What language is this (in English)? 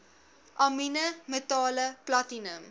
Afrikaans